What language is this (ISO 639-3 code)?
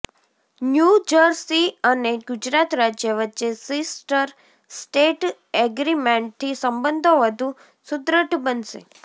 guj